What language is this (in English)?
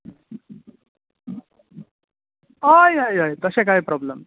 Konkani